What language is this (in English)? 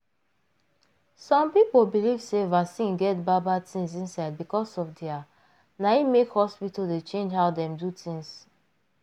Nigerian Pidgin